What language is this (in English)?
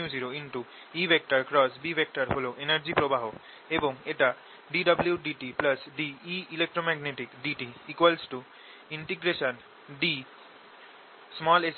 Bangla